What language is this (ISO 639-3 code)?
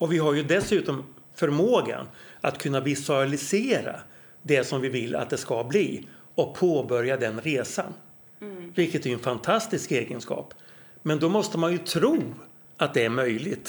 swe